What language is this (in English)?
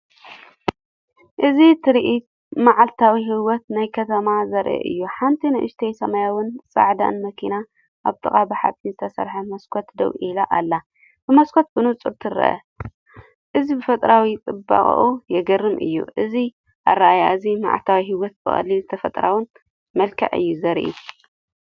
Tigrinya